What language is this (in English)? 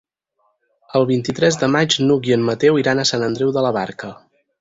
Catalan